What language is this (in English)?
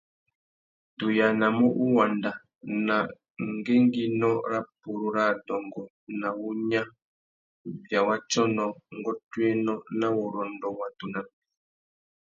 Tuki